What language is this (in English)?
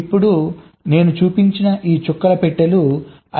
Telugu